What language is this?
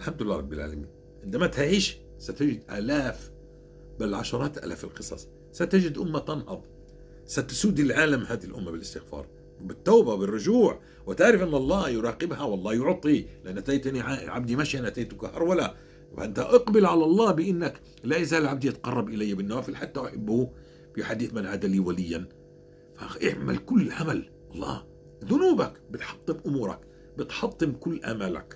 Arabic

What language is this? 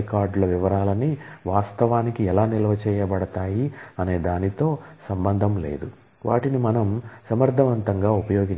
Telugu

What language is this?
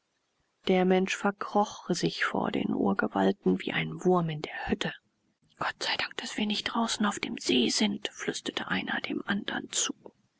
German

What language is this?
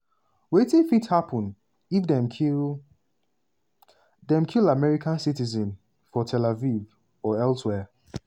Nigerian Pidgin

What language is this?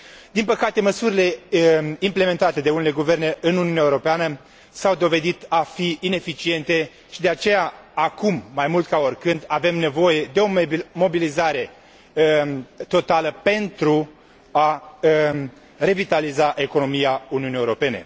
Romanian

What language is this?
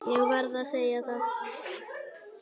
Icelandic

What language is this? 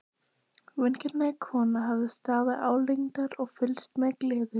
Icelandic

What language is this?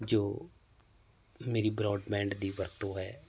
Punjabi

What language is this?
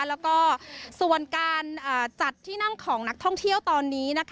Thai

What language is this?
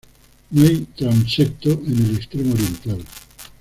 Spanish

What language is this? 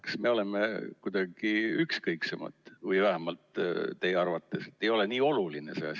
Estonian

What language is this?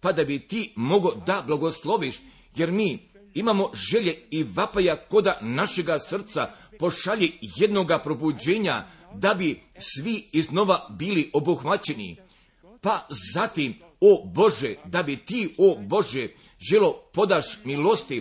Croatian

